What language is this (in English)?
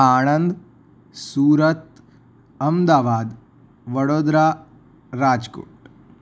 Gujarati